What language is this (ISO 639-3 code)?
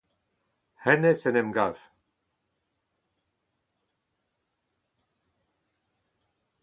bre